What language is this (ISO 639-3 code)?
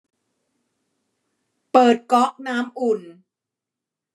tha